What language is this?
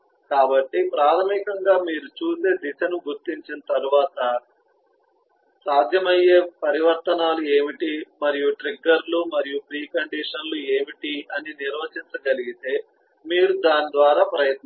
Telugu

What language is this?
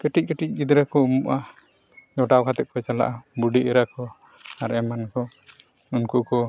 Santali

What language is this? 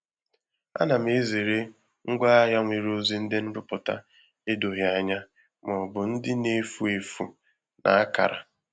Igbo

